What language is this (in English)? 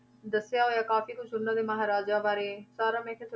Punjabi